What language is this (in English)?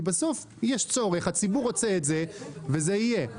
Hebrew